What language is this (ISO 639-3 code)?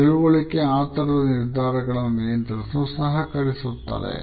kan